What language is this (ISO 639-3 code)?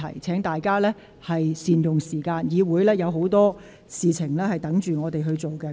yue